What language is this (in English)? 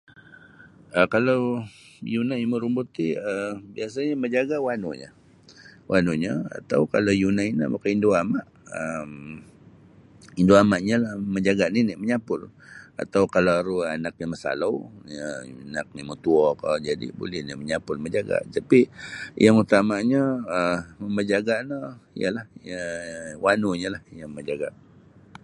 Sabah Bisaya